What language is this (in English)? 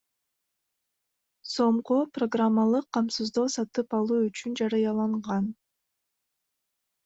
Kyrgyz